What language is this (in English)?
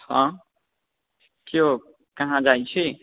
Maithili